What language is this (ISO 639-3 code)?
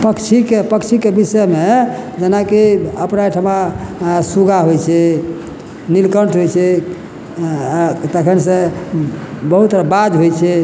mai